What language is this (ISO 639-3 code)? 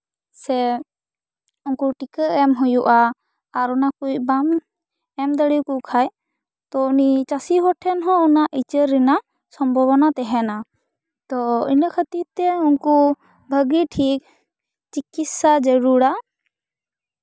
sat